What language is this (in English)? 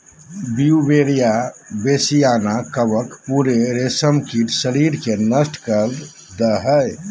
Magahi